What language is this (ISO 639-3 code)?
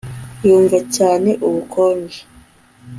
kin